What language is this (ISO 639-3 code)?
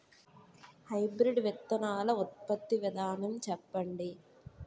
tel